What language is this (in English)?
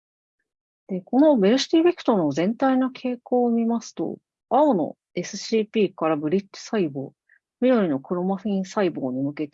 Japanese